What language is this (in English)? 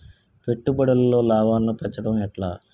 Telugu